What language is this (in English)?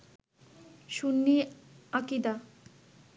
Bangla